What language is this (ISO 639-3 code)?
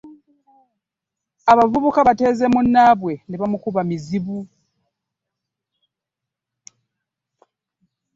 lug